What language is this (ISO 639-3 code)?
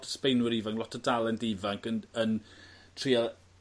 cym